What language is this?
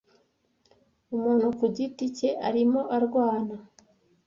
Kinyarwanda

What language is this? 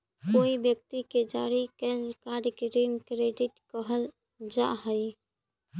Magahi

